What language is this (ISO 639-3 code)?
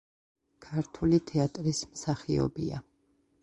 kat